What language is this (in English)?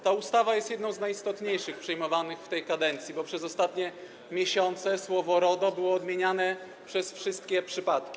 Polish